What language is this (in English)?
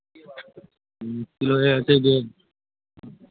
Bangla